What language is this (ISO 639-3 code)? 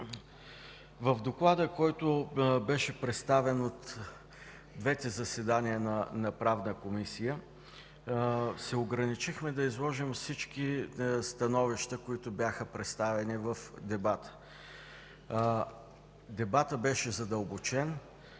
bul